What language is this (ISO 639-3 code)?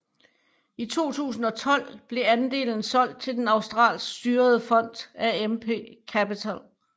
dan